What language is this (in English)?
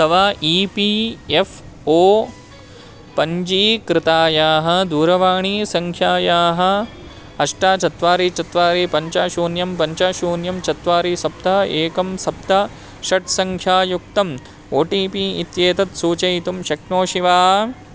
Sanskrit